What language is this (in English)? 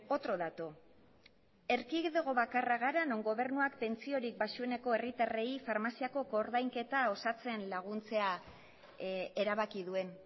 Basque